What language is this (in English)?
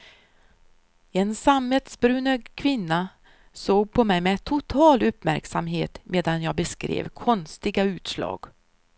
Swedish